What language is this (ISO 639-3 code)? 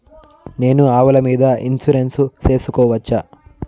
tel